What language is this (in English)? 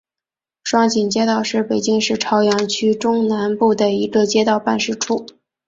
Chinese